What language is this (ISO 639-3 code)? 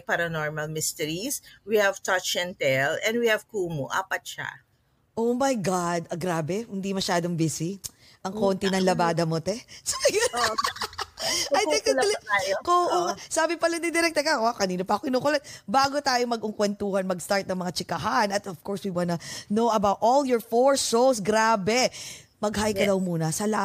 fil